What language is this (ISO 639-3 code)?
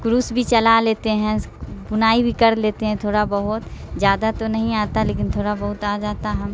urd